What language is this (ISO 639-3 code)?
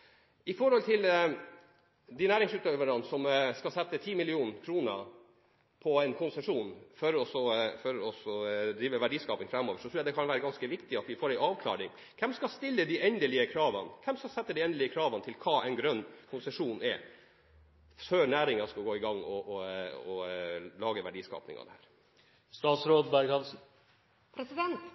nob